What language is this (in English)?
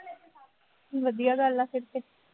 Punjabi